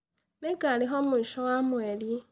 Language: Kikuyu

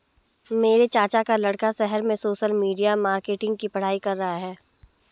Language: Hindi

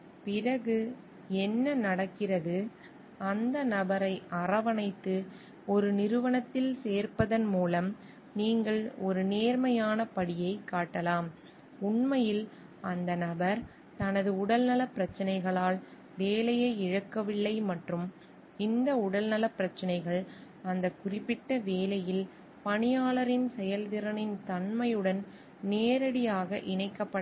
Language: Tamil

